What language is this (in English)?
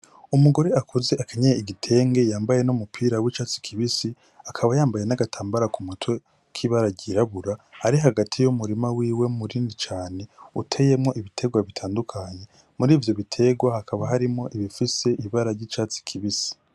Rundi